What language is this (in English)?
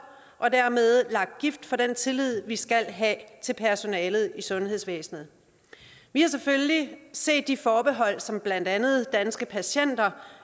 Danish